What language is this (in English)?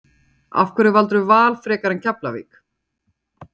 Icelandic